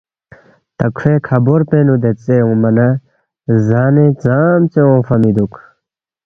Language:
Balti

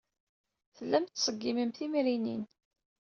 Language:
Kabyle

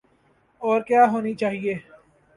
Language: Urdu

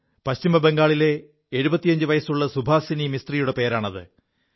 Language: Malayalam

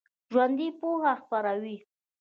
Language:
Pashto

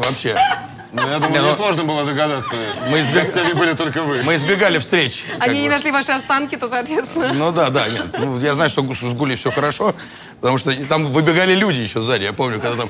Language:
Russian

